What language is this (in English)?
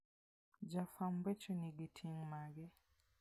Luo (Kenya and Tanzania)